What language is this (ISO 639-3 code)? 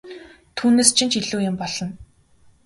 mon